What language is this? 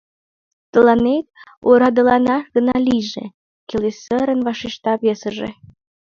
Mari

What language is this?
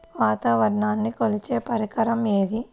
Telugu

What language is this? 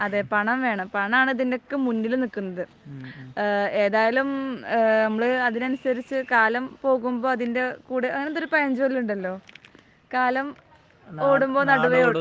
Malayalam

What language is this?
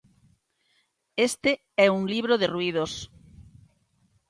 Galician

